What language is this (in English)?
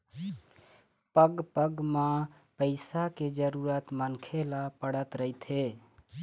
Chhattisgarhi